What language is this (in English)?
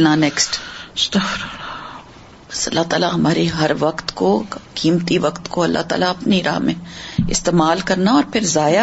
Urdu